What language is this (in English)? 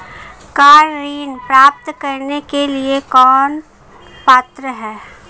Hindi